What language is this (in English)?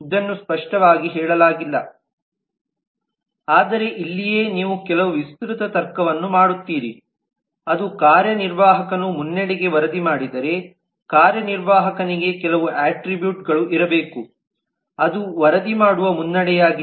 Kannada